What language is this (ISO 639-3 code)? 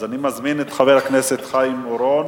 heb